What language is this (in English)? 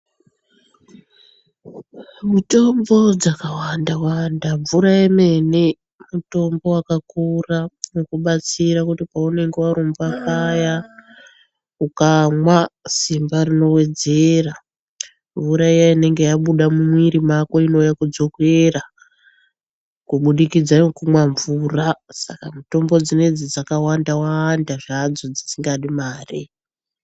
Ndau